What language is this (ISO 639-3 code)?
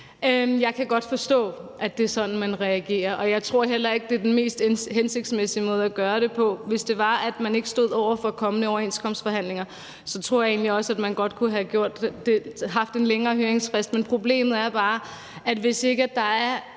dan